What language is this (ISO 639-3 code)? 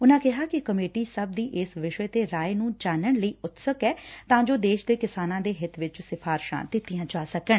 pan